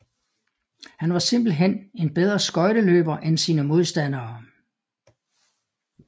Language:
Danish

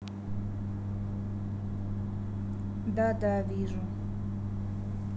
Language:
Russian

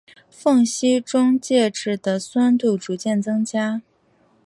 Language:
Chinese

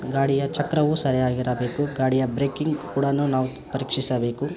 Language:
Kannada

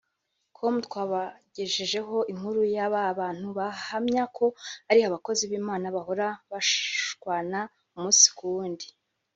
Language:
Kinyarwanda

